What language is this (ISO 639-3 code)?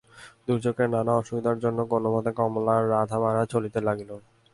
ben